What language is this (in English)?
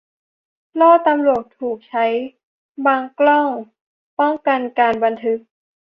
Thai